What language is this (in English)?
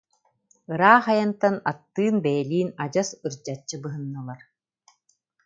Yakut